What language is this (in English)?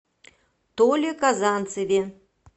Russian